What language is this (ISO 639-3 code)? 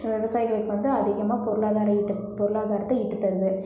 tam